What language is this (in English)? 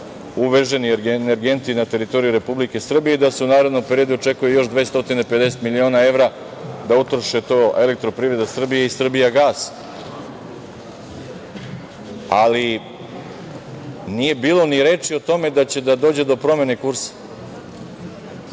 Serbian